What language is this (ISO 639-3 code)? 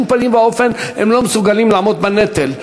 heb